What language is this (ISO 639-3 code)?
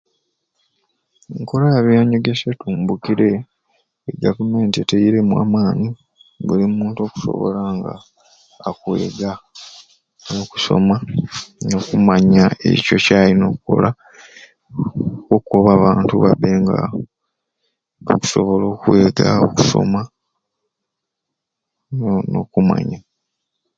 ruc